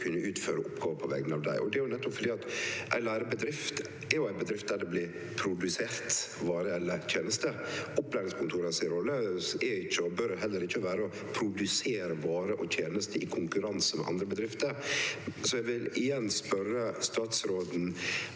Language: Norwegian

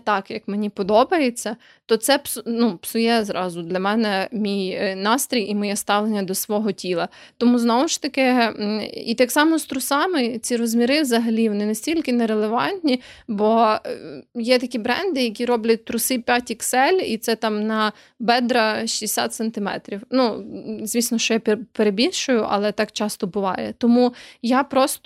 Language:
Ukrainian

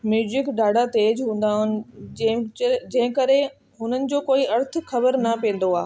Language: Sindhi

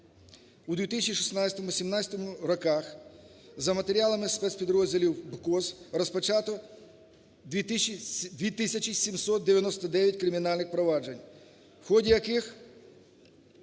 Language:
Ukrainian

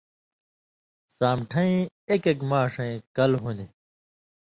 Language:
Indus Kohistani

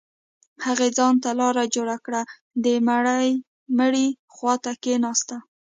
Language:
Pashto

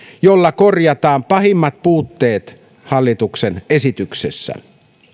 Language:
Finnish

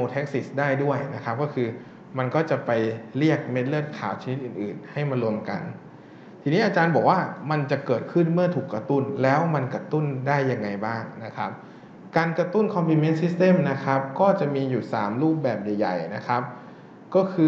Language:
Thai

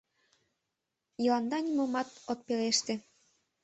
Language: Mari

